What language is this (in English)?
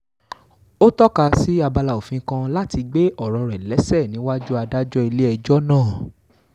Yoruba